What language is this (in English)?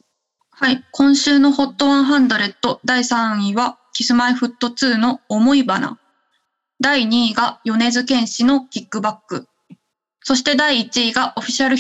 Japanese